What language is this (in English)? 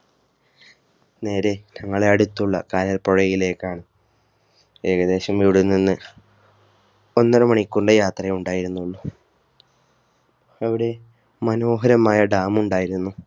Malayalam